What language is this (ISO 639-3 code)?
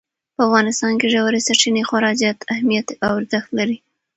pus